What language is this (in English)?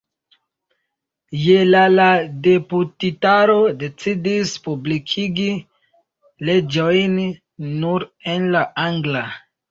Esperanto